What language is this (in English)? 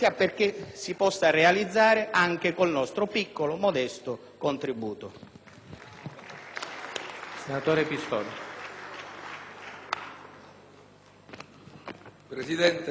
Italian